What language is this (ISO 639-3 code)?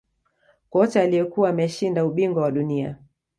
swa